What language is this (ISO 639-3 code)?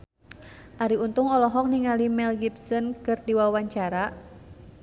sun